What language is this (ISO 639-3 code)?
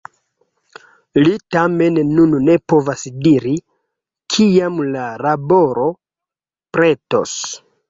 epo